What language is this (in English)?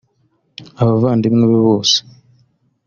Kinyarwanda